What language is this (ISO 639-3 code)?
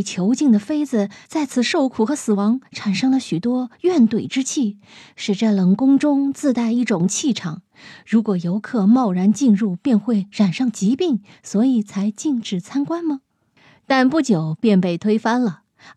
zho